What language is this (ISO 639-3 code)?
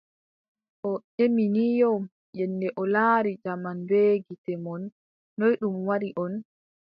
fub